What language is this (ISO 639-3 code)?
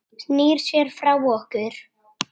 isl